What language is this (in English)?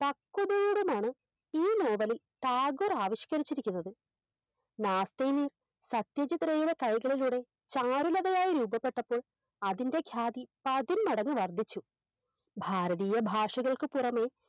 Malayalam